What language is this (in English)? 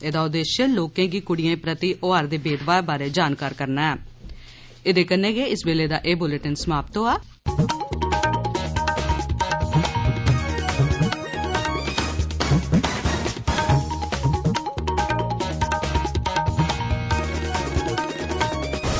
Dogri